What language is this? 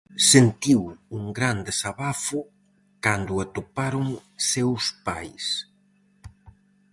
Galician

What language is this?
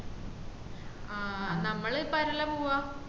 Malayalam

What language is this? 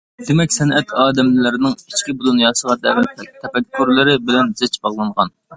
Uyghur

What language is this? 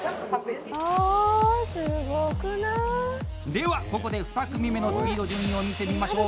Japanese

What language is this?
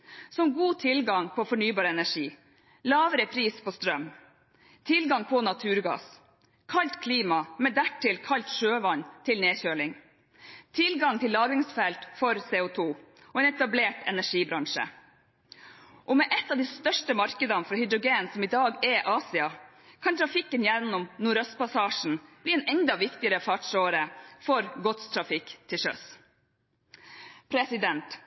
Norwegian Bokmål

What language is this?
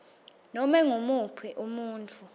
Swati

